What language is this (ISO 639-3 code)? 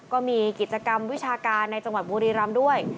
tha